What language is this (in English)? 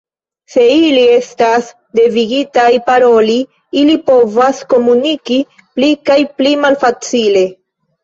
Esperanto